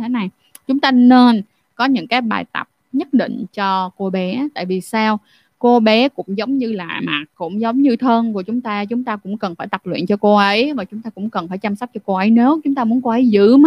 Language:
Vietnamese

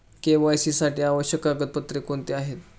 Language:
Marathi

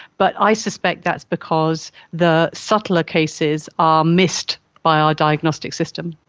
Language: English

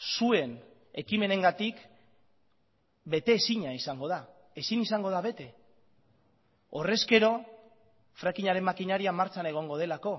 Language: Basque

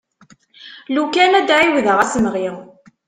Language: Kabyle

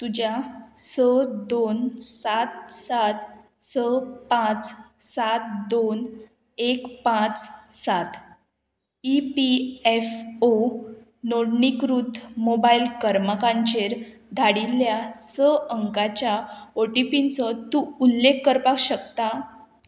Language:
Konkani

